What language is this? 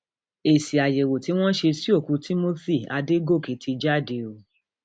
Yoruba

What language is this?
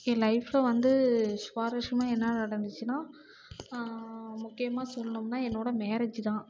Tamil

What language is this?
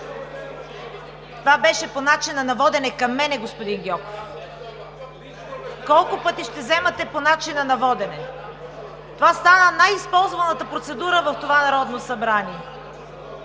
Bulgarian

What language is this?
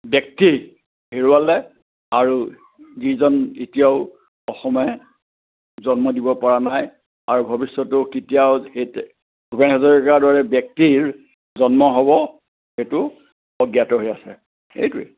Assamese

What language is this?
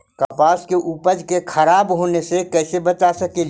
Magahi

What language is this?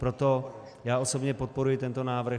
Czech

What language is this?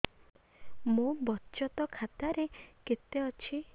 Odia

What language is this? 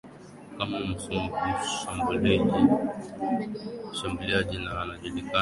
Swahili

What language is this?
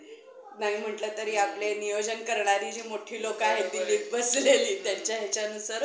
Marathi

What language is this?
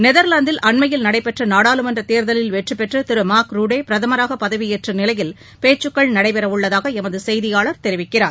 Tamil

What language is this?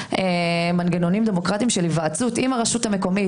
Hebrew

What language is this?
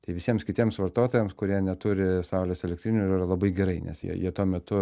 Lithuanian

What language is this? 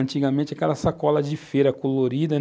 Portuguese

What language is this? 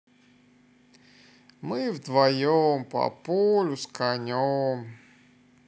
Russian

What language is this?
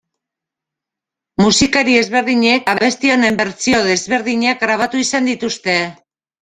Basque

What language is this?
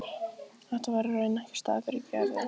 Icelandic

